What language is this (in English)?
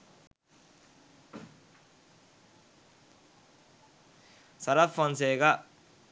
Sinhala